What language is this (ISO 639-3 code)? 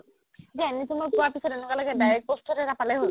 asm